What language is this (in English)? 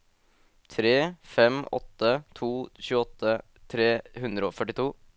Norwegian